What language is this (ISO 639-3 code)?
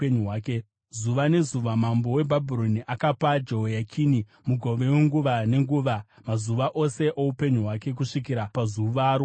sna